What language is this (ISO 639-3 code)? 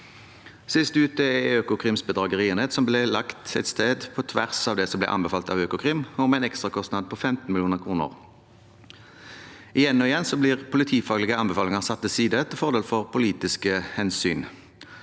nor